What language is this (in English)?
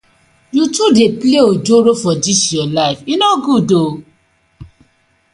Nigerian Pidgin